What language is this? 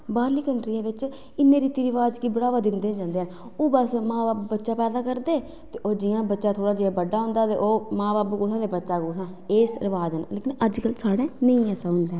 Dogri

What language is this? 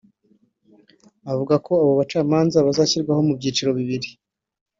Kinyarwanda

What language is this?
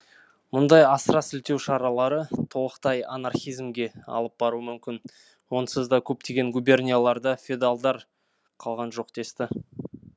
Kazakh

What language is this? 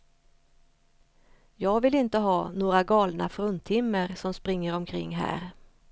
Swedish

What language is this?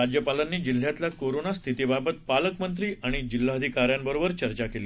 Marathi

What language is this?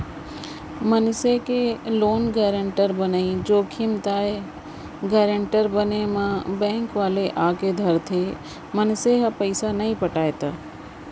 Chhattisgarhi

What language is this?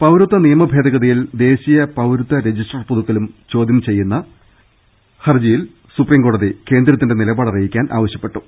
Malayalam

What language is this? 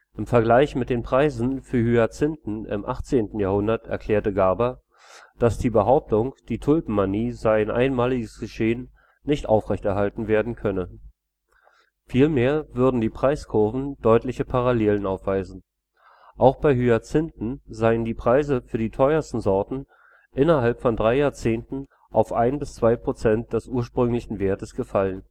German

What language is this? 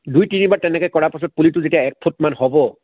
Assamese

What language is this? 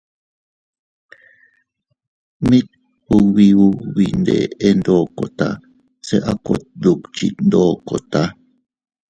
Teutila Cuicatec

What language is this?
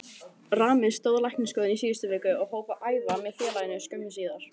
Icelandic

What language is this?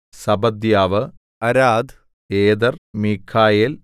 Malayalam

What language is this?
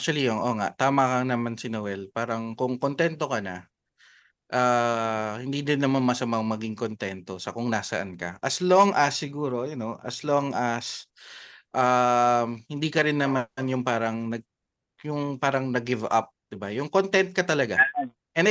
Filipino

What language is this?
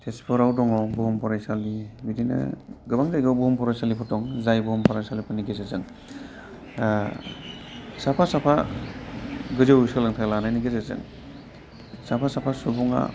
Bodo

